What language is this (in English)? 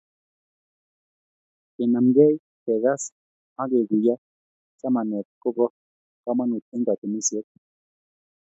Kalenjin